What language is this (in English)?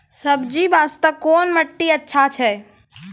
Maithili